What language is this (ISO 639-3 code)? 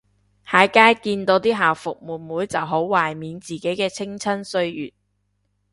yue